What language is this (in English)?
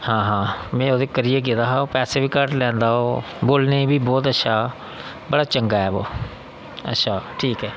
Dogri